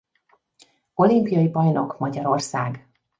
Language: Hungarian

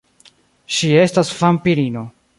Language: Esperanto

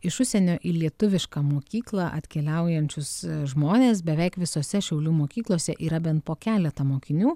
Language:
Lithuanian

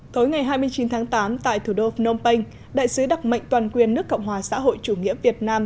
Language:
Vietnamese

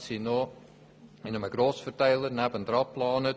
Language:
Swiss German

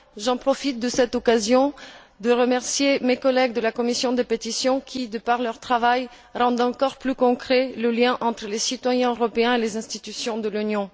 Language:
French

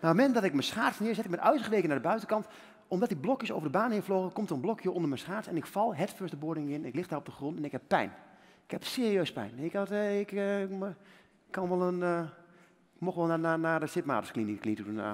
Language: Dutch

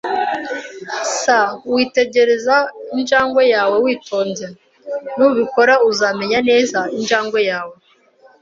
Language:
Kinyarwanda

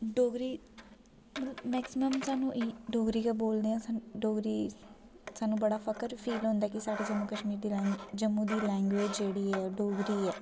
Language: Dogri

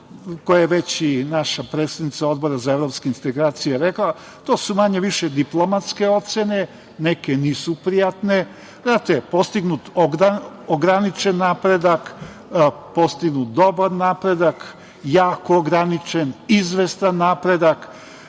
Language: Serbian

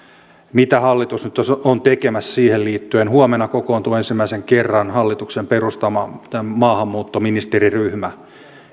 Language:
Finnish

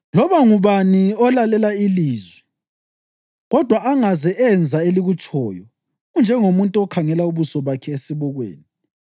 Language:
North Ndebele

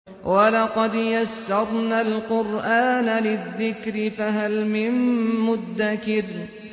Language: Arabic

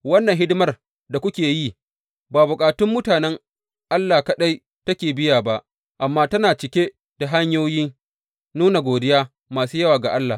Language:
Hausa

